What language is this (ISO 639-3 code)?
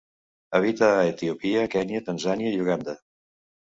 cat